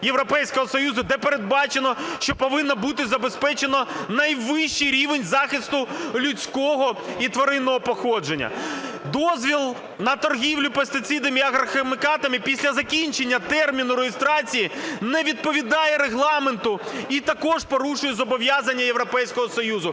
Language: Ukrainian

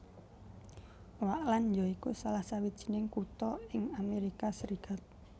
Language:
Javanese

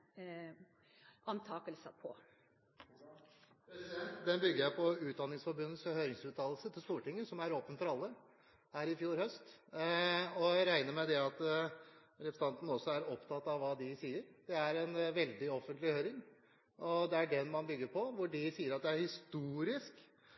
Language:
Norwegian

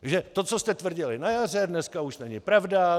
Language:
Czech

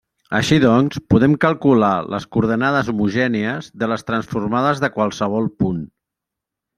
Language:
Catalan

